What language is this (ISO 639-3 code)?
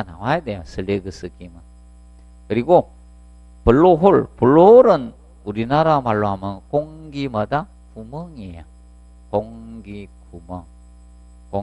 kor